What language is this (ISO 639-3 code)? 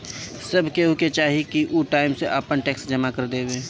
bho